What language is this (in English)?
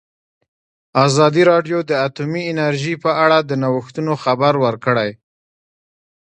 Pashto